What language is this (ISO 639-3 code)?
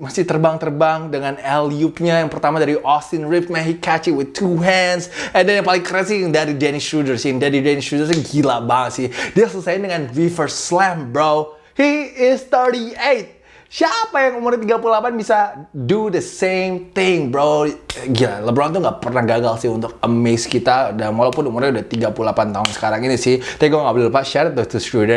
ind